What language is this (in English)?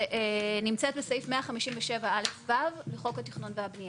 Hebrew